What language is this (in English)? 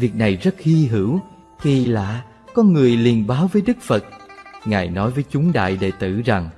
Vietnamese